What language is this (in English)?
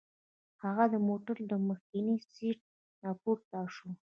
Pashto